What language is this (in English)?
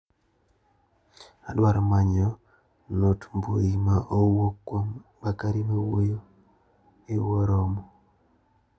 Luo (Kenya and Tanzania)